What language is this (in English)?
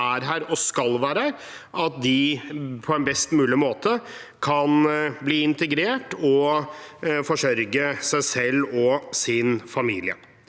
Norwegian